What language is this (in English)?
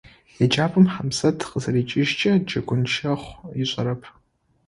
Adyghe